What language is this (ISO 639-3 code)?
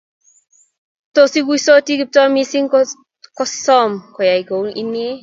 kln